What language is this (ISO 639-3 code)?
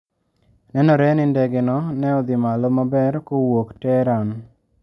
luo